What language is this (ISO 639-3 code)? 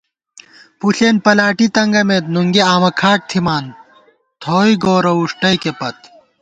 gwt